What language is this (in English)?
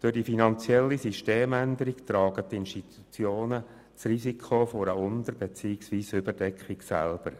Swiss German